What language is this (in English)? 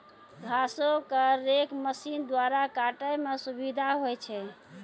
Maithili